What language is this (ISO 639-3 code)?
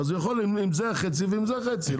heb